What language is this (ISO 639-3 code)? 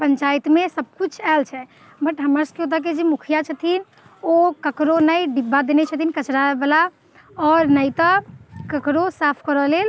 mai